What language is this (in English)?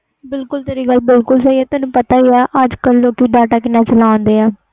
Punjabi